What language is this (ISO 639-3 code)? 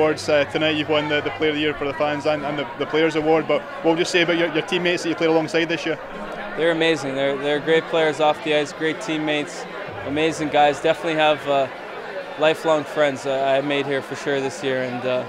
eng